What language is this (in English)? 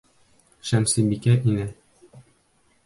Bashkir